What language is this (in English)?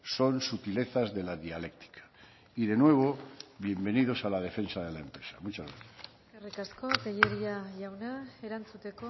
Spanish